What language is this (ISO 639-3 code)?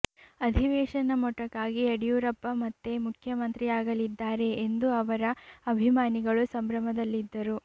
kan